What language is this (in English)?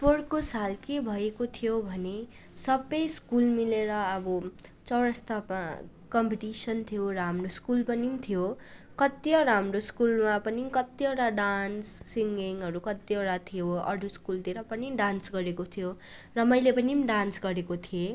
Nepali